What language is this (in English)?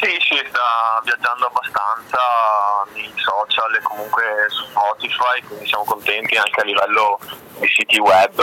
Italian